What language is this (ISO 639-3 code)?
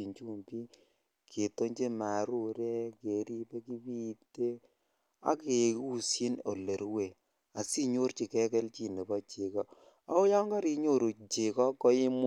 kln